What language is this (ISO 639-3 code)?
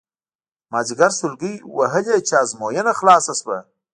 pus